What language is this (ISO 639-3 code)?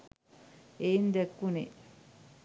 sin